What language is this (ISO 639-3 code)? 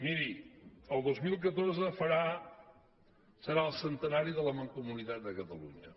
cat